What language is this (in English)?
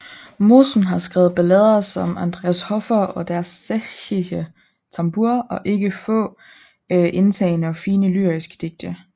Danish